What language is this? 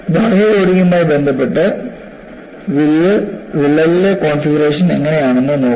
Malayalam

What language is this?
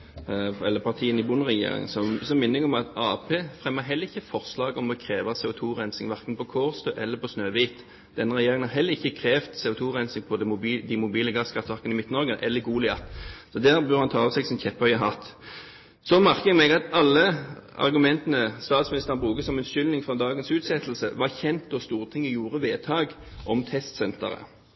Norwegian Nynorsk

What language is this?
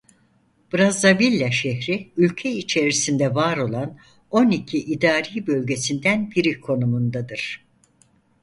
Turkish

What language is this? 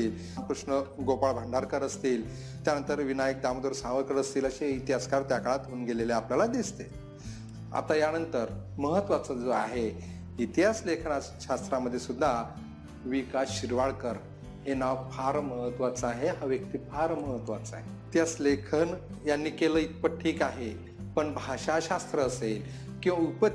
Marathi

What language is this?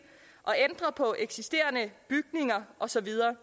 Danish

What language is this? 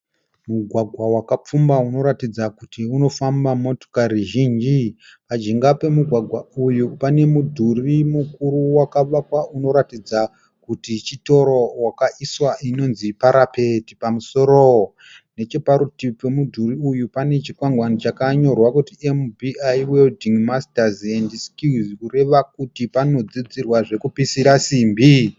Shona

